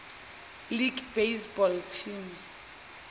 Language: Zulu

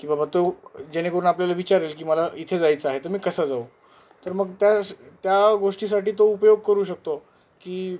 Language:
Marathi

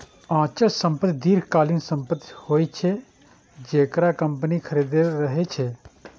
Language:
Maithili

